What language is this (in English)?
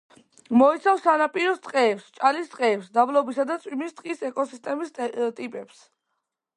Georgian